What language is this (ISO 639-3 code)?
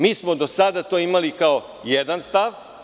srp